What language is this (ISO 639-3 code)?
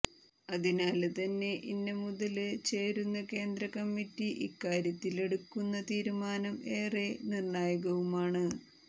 mal